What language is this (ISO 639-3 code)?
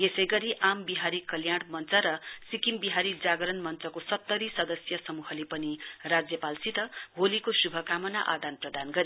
nep